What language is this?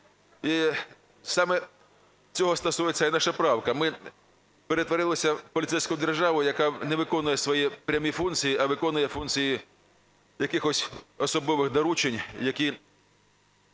Ukrainian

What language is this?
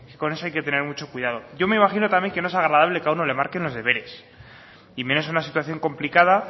Spanish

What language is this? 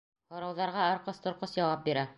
Bashkir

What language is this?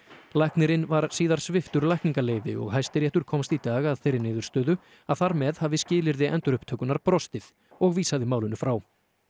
Icelandic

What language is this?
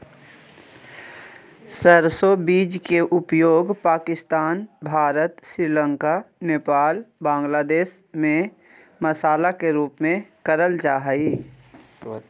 Magahi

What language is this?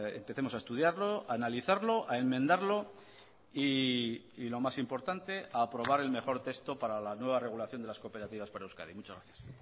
Spanish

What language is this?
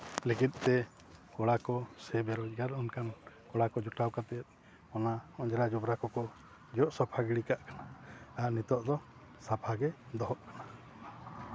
Santali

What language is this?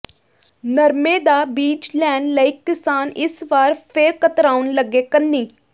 Punjabi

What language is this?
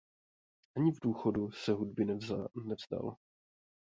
Czech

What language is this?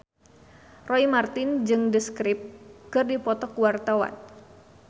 Sundanese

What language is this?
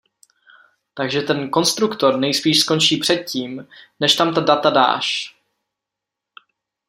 Czech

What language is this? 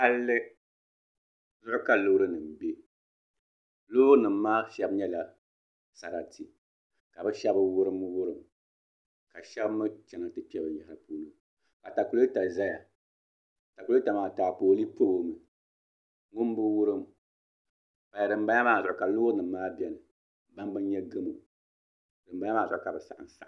Dagbani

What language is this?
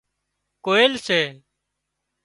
Wadiyara Koli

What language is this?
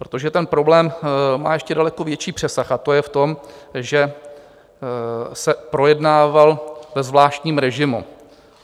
Czech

